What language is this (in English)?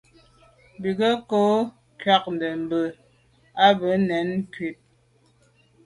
Medumba